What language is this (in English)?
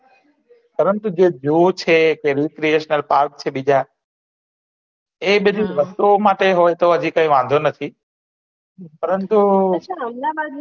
Gujarati